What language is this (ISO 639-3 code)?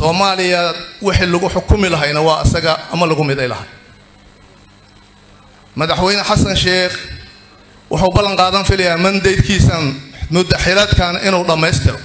ara